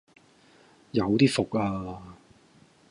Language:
Cantonese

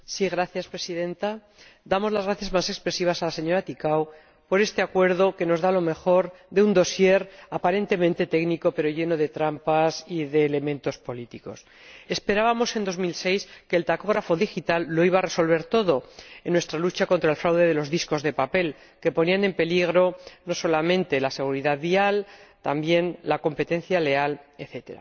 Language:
Spanish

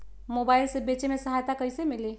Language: Magahi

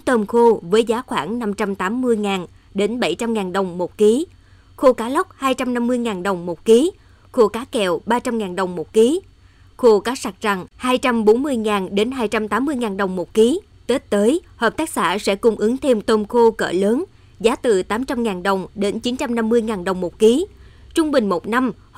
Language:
Vietnamese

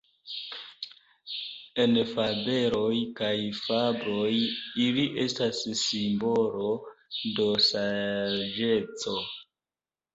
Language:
Esperanto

